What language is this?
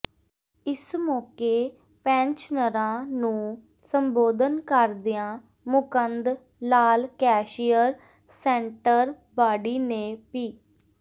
Punjabi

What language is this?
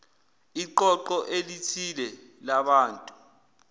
Zulu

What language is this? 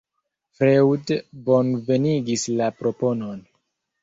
Esperanto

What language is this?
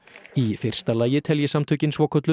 Icelandic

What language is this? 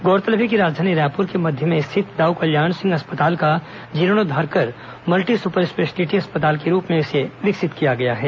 Hindi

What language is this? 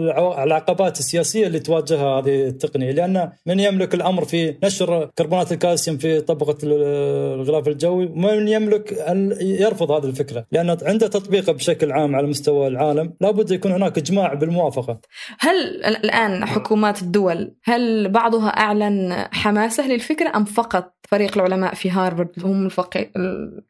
Arabic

